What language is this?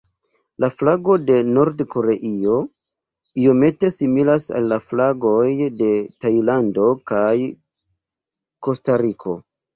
Esperanto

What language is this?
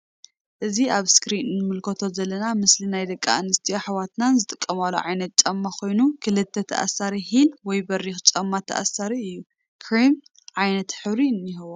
Tigrinya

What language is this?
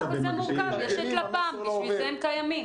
Hebrew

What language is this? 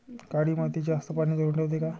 Marathi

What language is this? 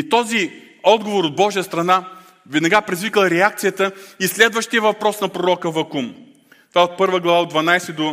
Bulgarian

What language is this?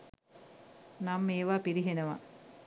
Sinhala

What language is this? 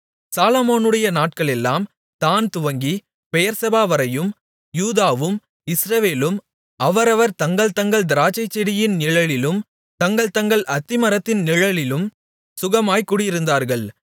Tamil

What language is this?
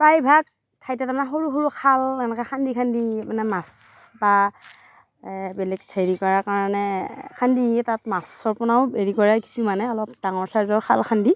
Assamese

